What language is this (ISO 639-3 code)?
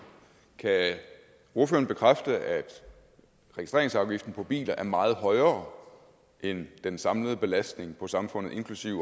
dan